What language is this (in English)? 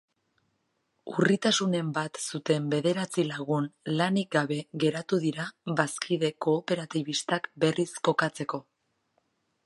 Basque